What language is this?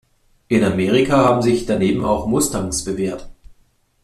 German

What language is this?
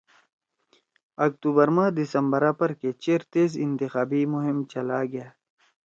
Torwali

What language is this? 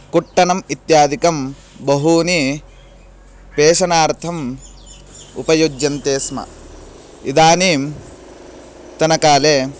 Sanskrit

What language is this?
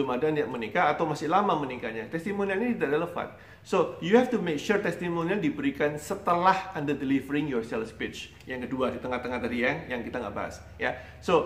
Indonesian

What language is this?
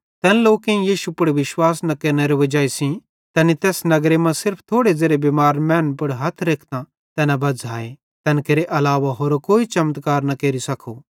Bhadrawahi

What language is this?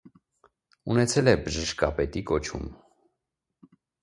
Armenian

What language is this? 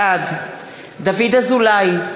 Hebrew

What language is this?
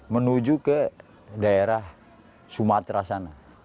Indonesian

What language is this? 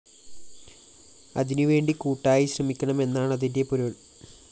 Malayalam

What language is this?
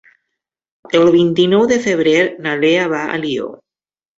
Catalan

